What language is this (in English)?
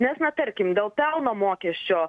Lithuanian